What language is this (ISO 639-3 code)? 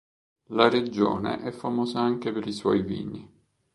ita